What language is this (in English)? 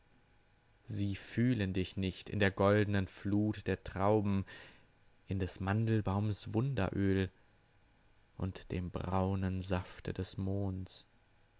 German